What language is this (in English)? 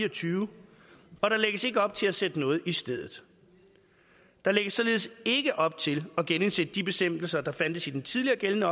Danish